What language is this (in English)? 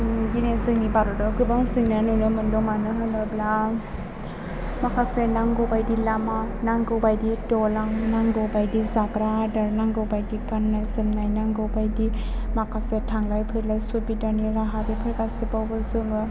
Bodo